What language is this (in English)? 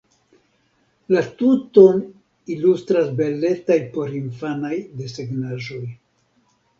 Esperanto